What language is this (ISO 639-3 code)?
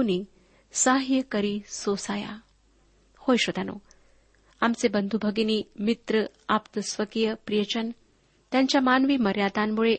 mar